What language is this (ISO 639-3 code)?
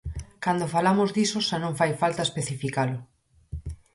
glg